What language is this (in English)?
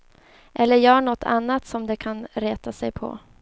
Swedish